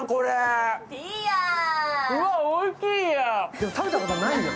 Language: Japanese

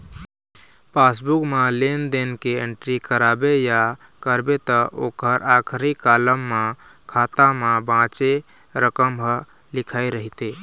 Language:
Chhattisgarhi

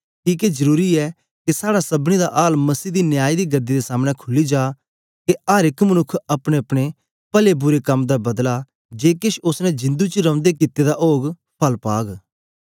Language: Dogri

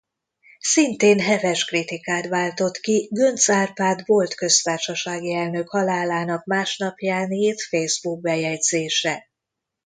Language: Hungarian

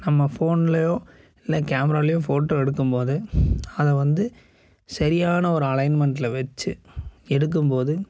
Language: Tamil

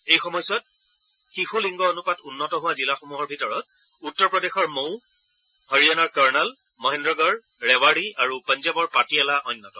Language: Assamese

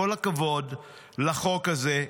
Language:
Hebrew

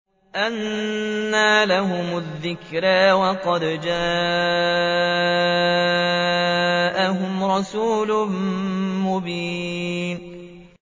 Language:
Arabic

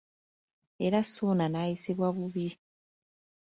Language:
Ganda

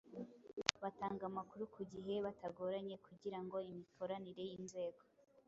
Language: Kinyarwanda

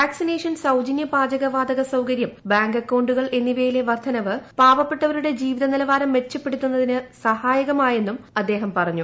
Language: Malayalam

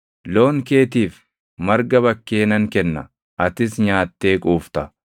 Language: Oromo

